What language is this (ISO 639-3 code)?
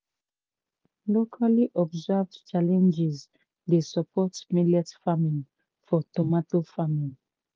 pcm